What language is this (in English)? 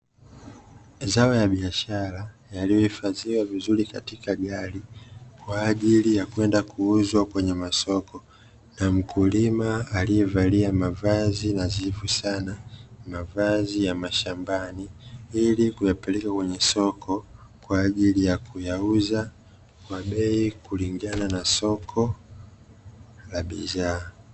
Swahili